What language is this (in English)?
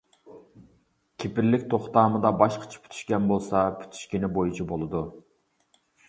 Uyghur